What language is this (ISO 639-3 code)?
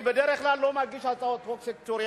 heb